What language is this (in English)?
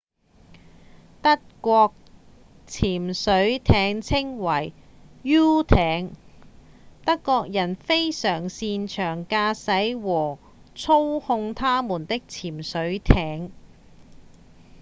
Cantonese